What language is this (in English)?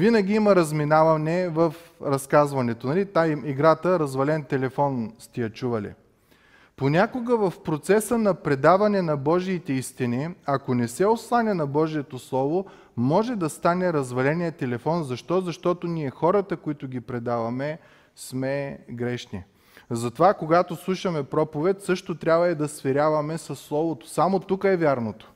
Bulgarian